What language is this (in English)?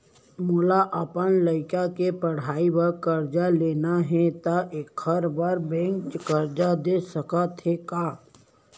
Chhattisgarhi